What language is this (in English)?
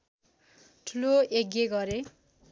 Nepali